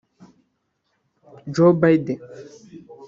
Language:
Kinyarwanda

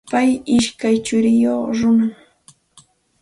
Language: Santa Ana de Tusi Pasco Quechua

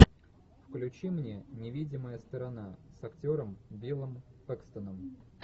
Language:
Russian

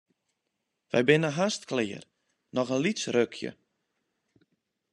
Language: Western Frisian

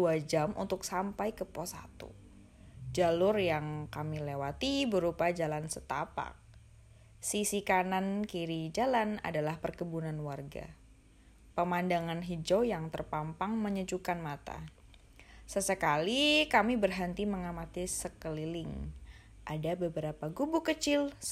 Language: Indonesian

